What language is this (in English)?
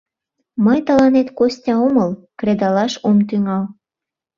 Mari